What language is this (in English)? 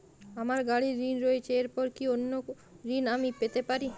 Bangla